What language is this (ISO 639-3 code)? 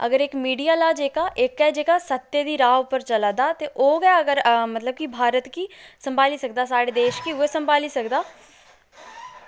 doi